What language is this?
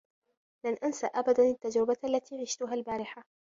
Arabic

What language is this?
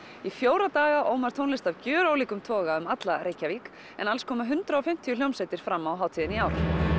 Icelandic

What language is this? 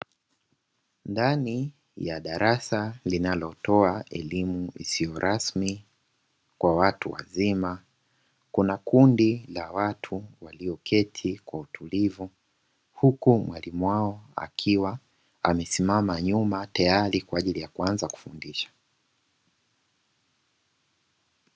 Swahili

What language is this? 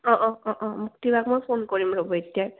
Assamese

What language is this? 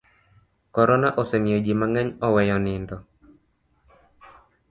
Luo (Kenya and Tanzania)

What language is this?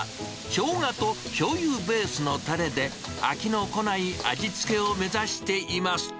Japanese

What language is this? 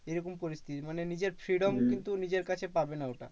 Bangla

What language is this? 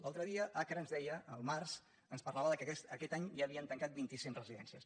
Catalan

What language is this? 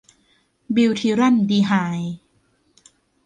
Thai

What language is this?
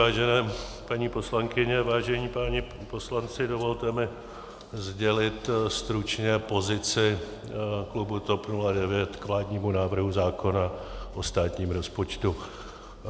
Czech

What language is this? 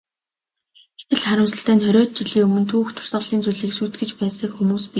Mongolian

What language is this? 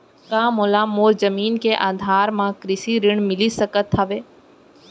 Chhattisgarhi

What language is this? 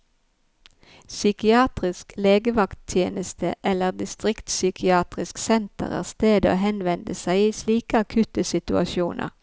Norwegian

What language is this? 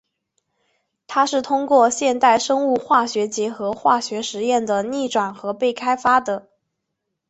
Chinese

